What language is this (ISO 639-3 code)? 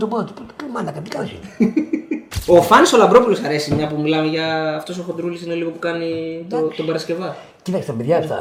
ell